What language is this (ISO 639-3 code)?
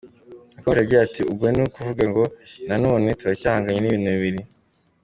kin